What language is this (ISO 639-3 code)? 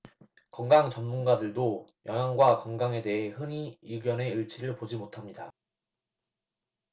kor